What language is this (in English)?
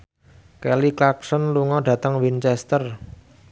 Javanese